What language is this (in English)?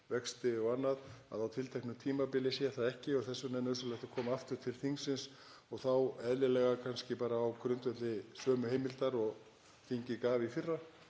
Icelandic